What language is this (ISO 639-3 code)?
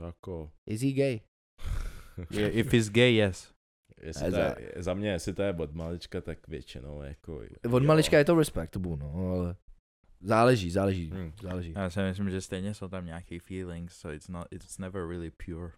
ces